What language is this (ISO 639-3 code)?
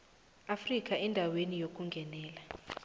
nbl